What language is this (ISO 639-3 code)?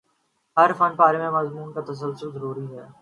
urd